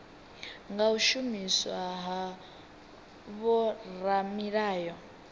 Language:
Venda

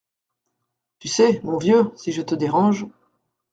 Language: French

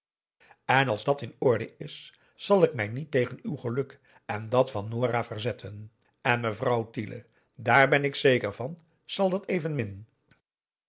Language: Dutch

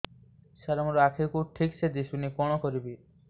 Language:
Odia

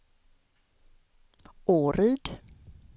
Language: Swedish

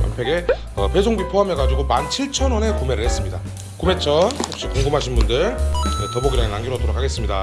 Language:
Korean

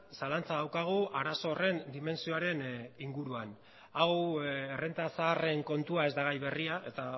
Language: Basque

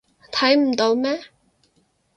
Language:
Cantonese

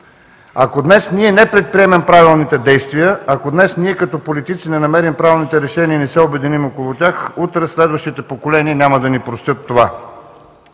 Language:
Bulgarian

